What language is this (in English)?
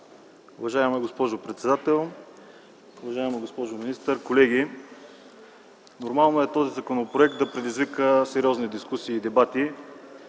Bulgarian